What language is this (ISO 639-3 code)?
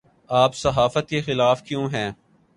urd